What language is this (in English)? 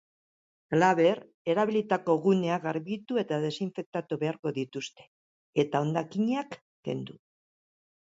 Basque